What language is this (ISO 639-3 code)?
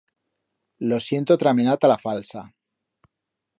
arg